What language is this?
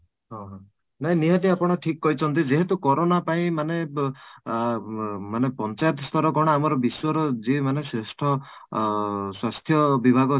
Odia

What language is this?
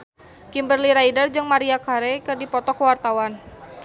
Sundanese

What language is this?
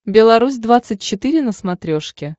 Russian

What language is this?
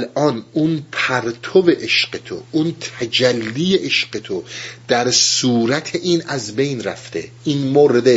Persian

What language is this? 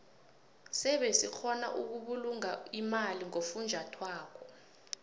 South Ndebele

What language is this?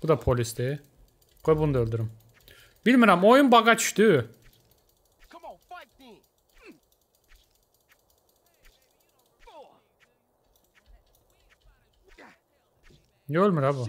Turkish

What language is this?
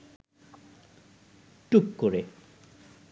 Bangla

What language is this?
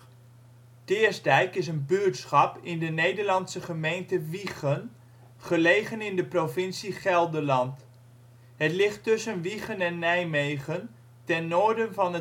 Dutch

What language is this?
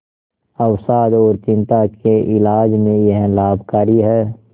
Hindi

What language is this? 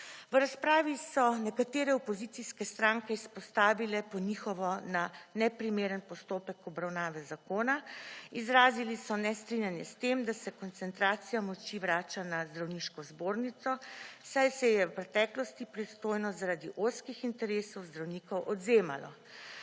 Slovenian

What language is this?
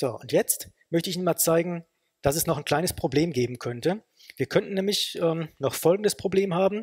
German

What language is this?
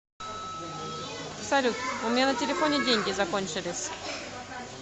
Russian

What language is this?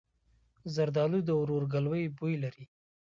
Pashto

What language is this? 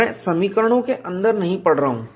Hindi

